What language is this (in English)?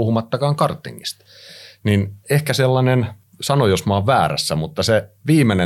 Finnish